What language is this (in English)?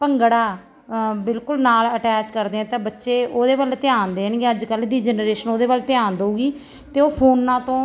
Punjabi